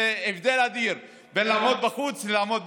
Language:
Hebrew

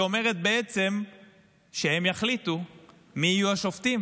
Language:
Hebrew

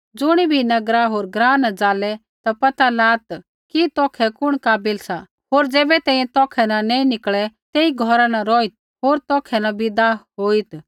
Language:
Kullu Pahari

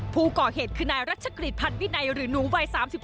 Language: Thai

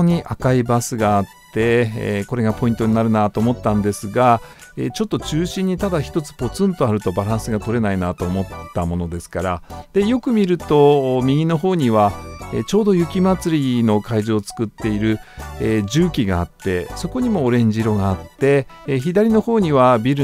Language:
Japanese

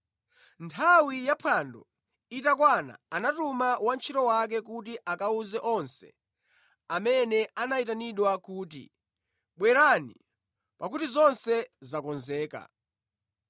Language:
Nyanja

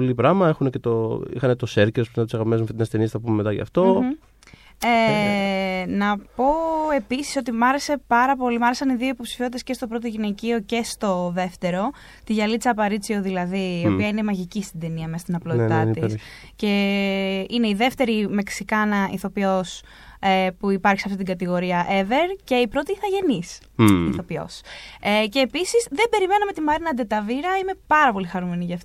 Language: Greek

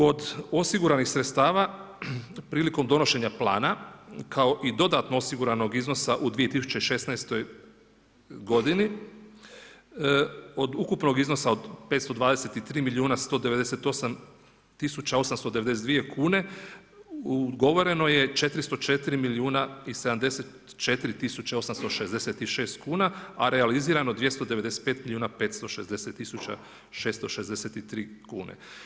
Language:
Croatian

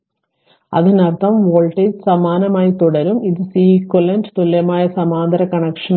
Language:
Malayalam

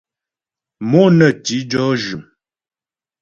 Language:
Ghomala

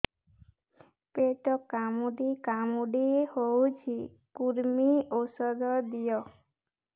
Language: Odia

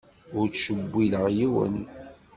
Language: Kabyle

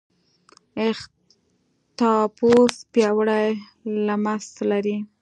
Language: Pashto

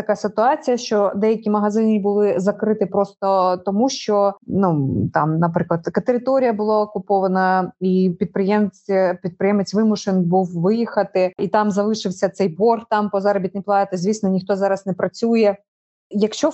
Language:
Ukrainian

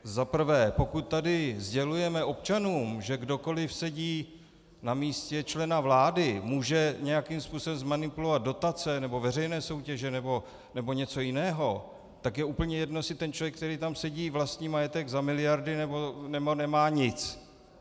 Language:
Czech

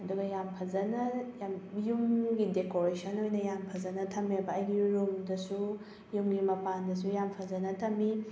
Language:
Manipuri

